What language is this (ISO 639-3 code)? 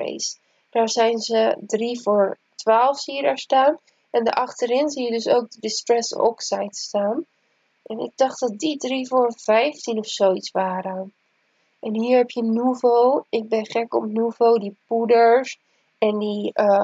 nld